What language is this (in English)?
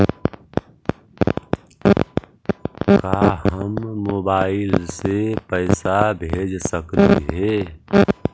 Magahi